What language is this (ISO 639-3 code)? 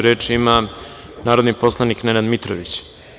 srp